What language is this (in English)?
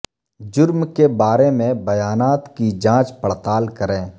Urdu